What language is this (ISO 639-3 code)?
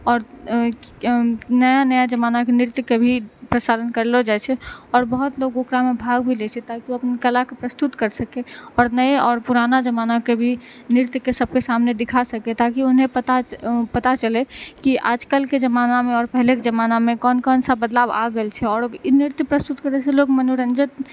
mai